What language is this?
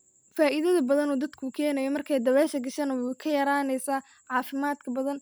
Somali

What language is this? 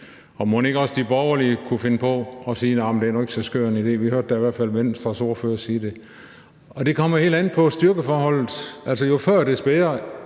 Danish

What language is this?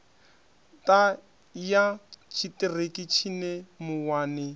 Venda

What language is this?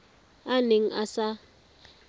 Tswana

